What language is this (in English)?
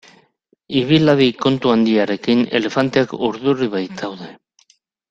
Basque